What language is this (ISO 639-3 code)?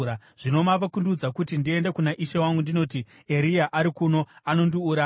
sna